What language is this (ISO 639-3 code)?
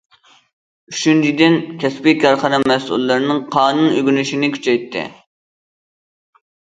uig